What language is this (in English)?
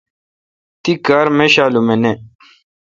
Kalkoti